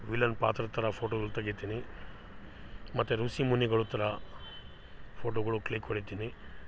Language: Kannada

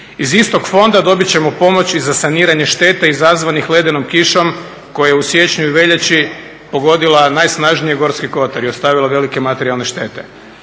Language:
Croatian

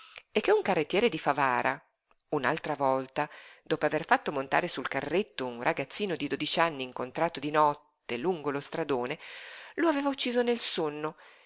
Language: Italian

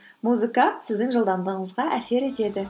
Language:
Kazakh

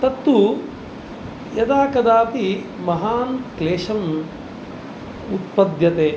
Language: Sanskrit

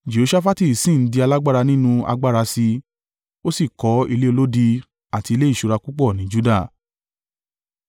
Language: Yoruba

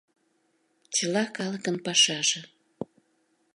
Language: Mari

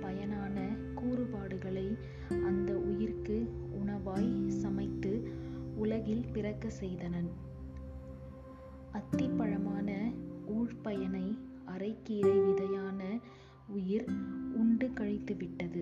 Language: Tamil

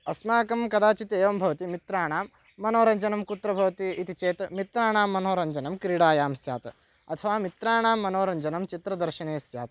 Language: Sanskrit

